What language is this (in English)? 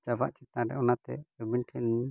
Santali